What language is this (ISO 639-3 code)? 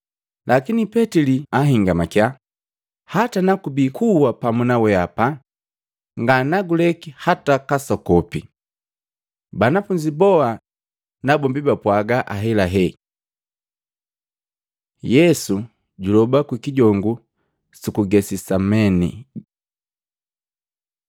mgv